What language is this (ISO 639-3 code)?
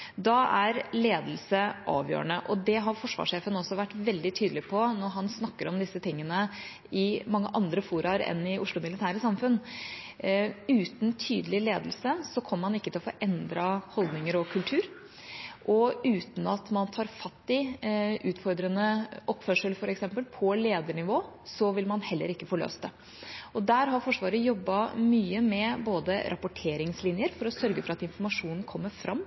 nob